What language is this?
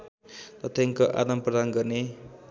Nepali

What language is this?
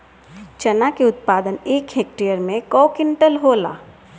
Bhojpuri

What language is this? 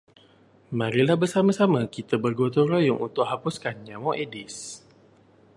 Malay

